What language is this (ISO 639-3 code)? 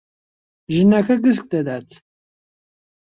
ckb